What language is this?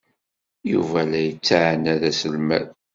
Kabyle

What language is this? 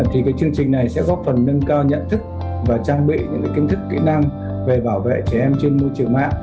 Vietnamese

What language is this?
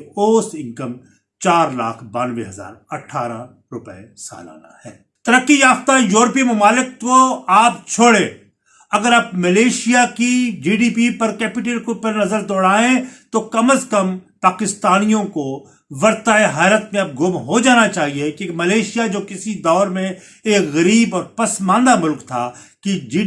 Urdu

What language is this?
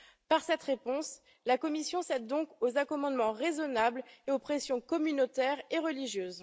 French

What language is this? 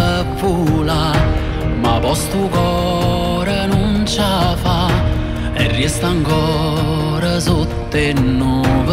Romanian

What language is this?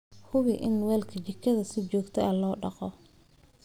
Somali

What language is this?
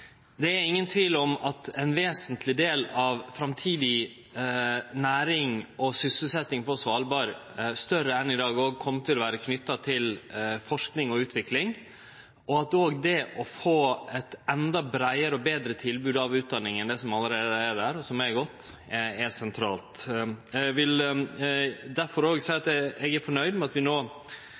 Norwegian Nynorsk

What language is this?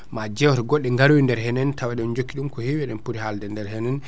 Fula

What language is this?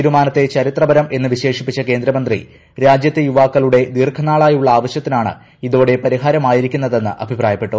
Malayalam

